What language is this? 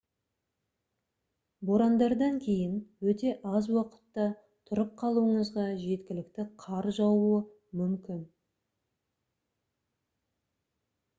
Kazakh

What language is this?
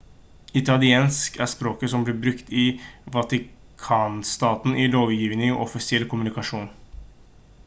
Norwegian Bokmål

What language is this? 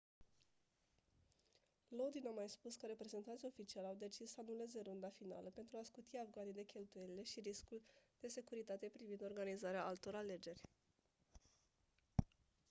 Romanian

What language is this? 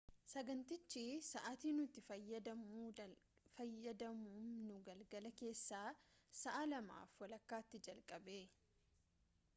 Oromo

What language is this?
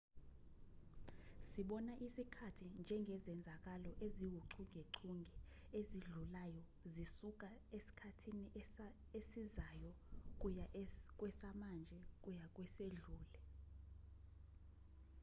Zulu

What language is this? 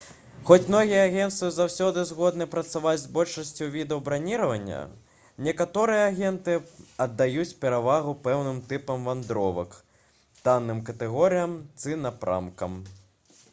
Belarusian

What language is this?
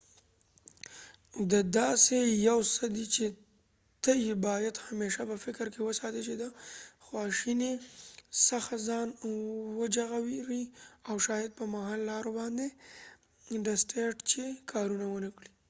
Pashto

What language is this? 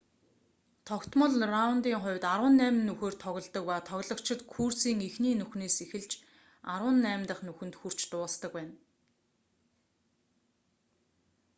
Mongolian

